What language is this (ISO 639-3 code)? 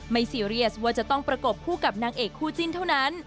tha